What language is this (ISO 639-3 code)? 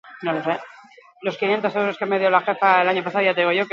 eus